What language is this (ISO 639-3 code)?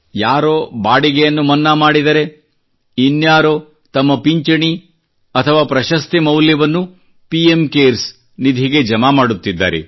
kan